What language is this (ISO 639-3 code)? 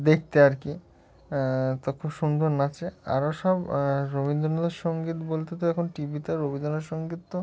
ben